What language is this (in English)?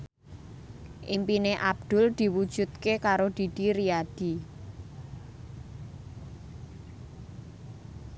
Javanese